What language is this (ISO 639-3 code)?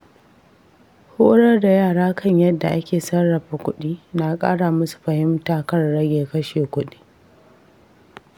hau